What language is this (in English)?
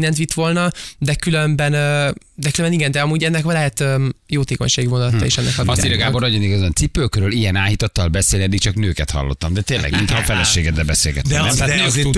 Hungarian